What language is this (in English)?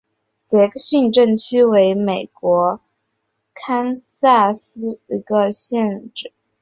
Chinese